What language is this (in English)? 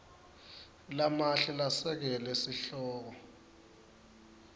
Swati